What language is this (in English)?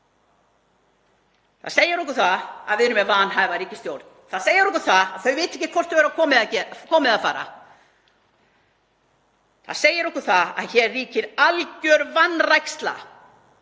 Icelandic